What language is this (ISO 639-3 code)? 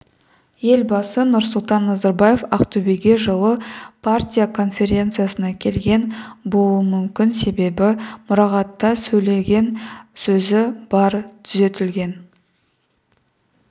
kaz